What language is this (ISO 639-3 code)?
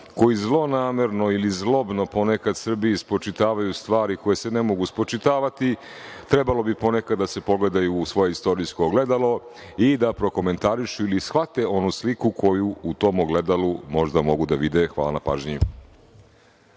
srp